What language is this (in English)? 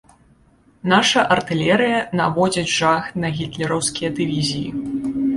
Belarusian